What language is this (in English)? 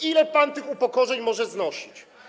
Polish